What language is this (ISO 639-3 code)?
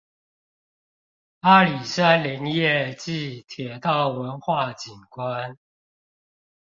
zho